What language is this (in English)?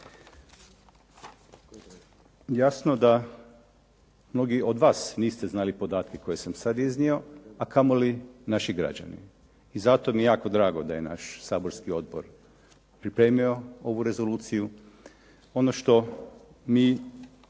Croatian